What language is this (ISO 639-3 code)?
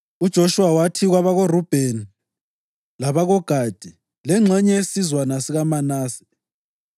nde